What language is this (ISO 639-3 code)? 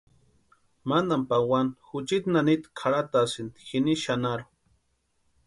pua